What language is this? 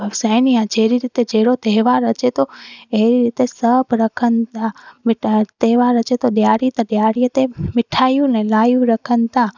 Sindhi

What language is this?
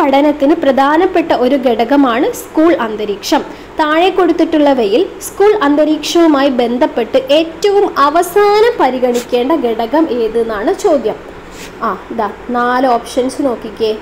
Malayalam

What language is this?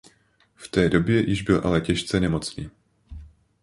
Czech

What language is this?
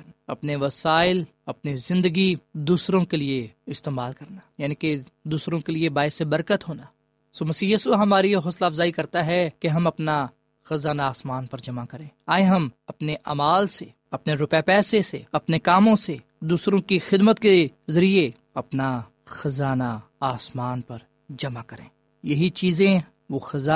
Urdu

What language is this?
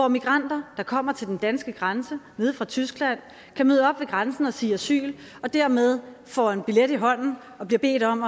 Danish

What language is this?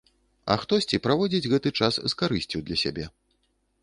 Belarusian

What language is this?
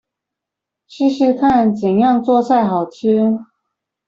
Chinese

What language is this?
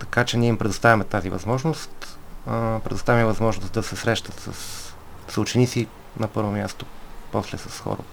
Bulgarian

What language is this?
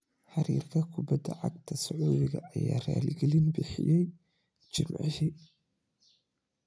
Somali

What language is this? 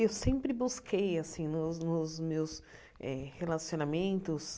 Portuguese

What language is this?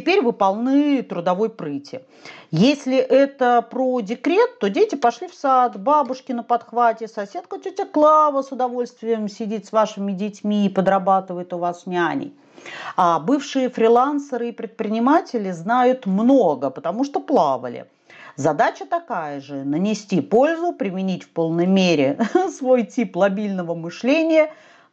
Russian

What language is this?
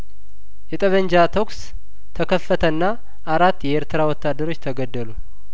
Amharic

